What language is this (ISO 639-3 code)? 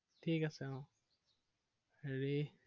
asm